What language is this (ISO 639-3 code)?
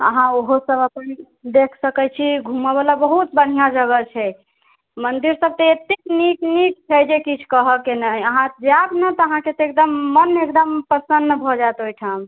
mai